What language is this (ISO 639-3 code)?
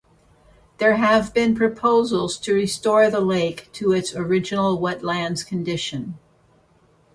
eng